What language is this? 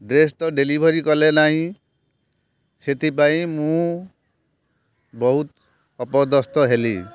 Odia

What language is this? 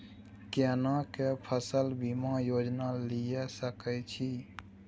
Maithili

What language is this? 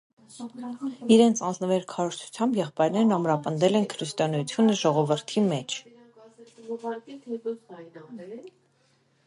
Armenian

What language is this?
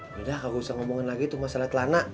Indonesian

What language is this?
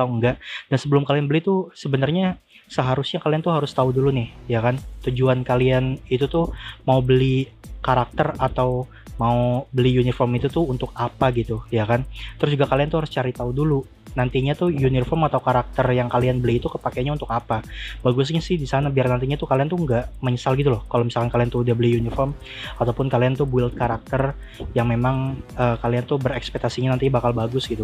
Indonesian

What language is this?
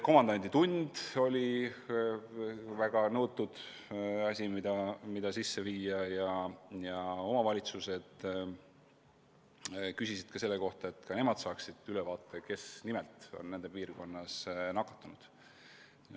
Estonian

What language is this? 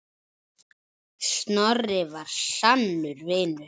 Icelandic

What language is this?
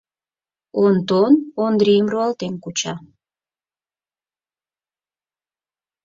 Mari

